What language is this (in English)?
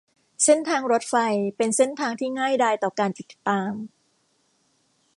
Thai